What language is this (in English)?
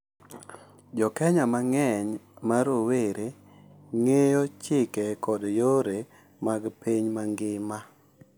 Luo (Kenya and Tanzania)